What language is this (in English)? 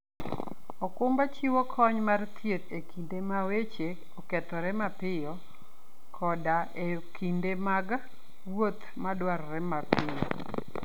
Luo (Kenya and Tanzania)